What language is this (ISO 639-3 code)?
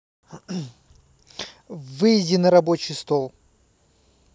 rus